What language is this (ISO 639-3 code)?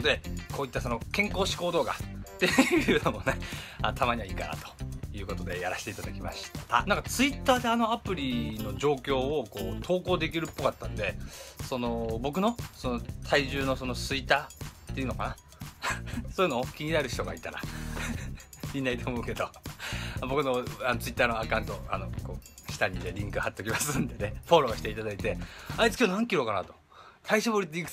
jpn